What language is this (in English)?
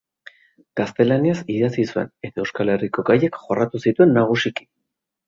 Basque